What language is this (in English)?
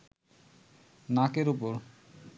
Bangla